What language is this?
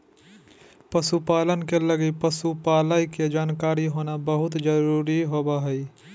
Magahi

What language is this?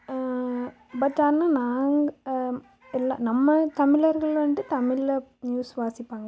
Tamil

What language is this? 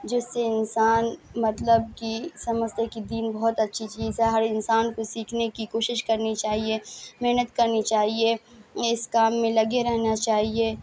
Urdu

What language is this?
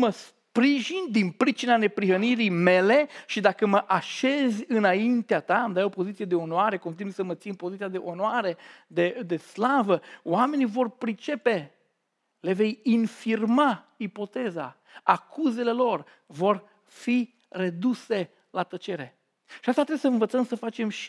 Romanian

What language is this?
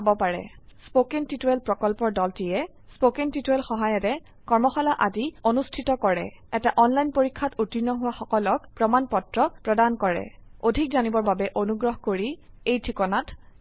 Assamese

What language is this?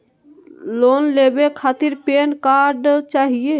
Magahi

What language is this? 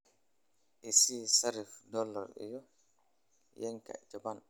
Somali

